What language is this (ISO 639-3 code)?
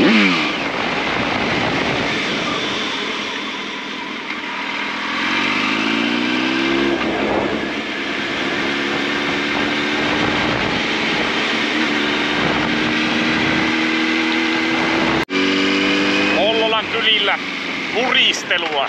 fin